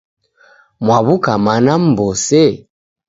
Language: Taita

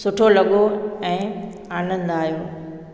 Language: Sindhi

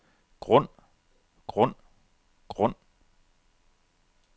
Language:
Danish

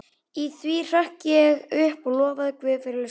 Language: Icelandic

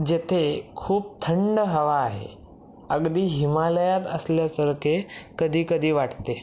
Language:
Marathi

